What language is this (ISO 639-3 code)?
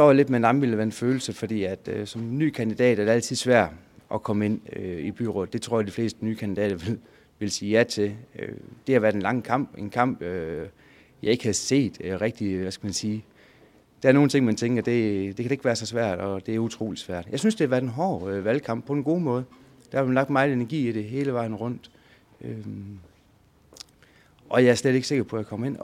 dan